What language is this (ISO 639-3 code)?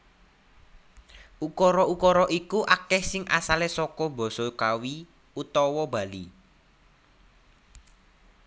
jav